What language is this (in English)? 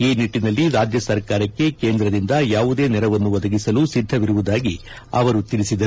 Kannada